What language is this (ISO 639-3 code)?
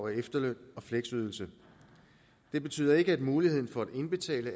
dan